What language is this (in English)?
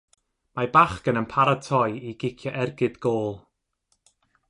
Welsh